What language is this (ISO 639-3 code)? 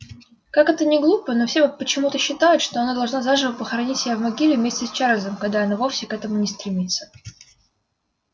rus